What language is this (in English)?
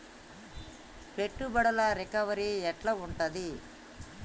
Telugu